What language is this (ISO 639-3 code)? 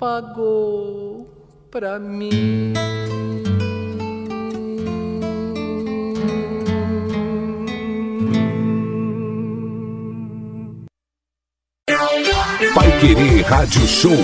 por